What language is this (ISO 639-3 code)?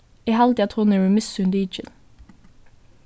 fao